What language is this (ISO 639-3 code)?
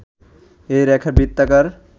ben